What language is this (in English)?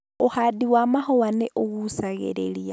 Kikuyu